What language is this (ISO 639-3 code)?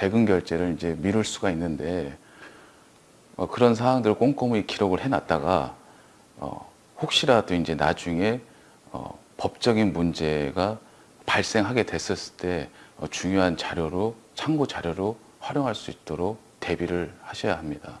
kor